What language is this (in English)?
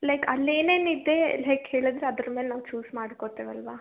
Kannada